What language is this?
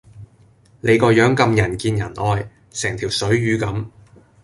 Cantonese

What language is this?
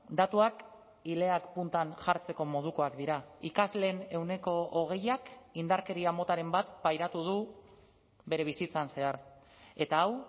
Basque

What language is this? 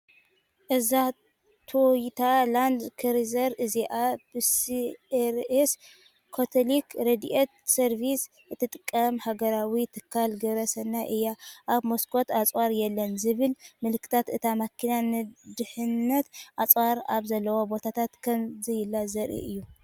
Tigrinya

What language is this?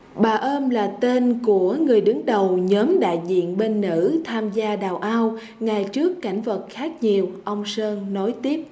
Vietnamese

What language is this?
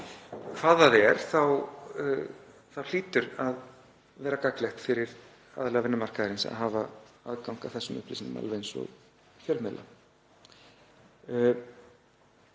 Icelandic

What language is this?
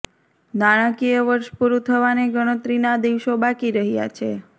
Gujarati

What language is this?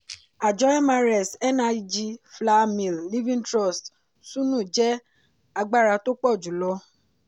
Yoruba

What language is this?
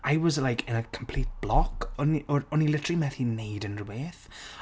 Welsh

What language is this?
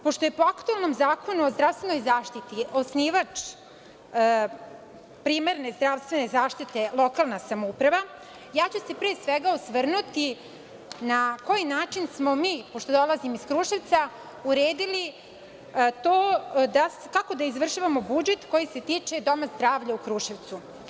Serbian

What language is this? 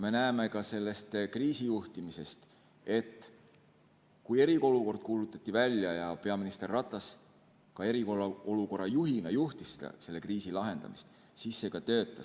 Estonian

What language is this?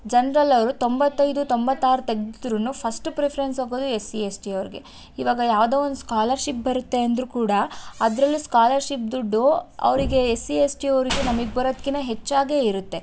Kannada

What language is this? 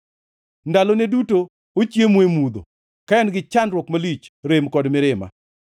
Luo (Kenya and Tanzania)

